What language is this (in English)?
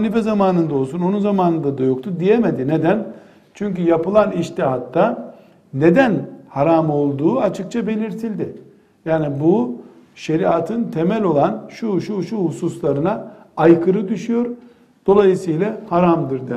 Turkish